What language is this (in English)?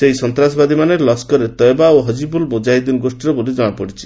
Odia